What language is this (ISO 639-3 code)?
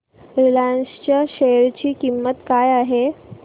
mar